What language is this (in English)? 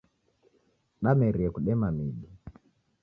Taita